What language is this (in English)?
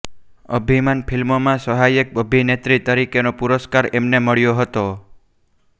Gujarati